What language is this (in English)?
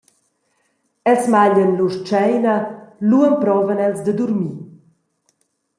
Romansh